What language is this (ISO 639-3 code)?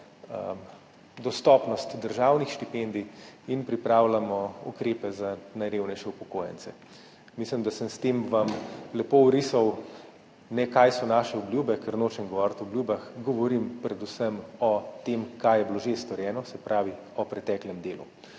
slv